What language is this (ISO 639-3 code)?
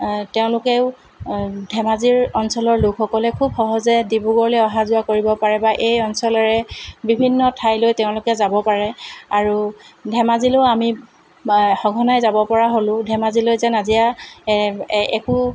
asm